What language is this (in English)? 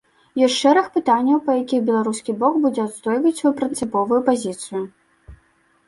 Belarusian